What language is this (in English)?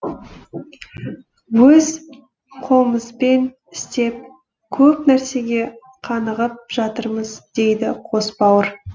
Kazakh